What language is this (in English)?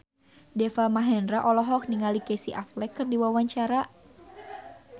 Sundanese